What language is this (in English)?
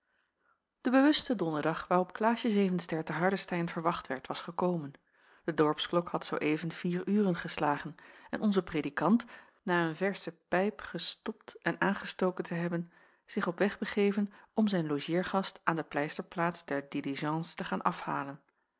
Dutch